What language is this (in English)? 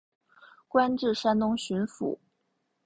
Chinese